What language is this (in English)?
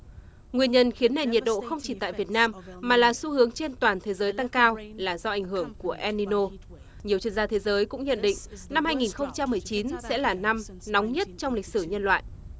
Vietnamese